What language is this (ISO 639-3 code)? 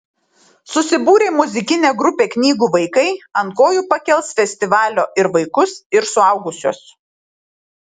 lit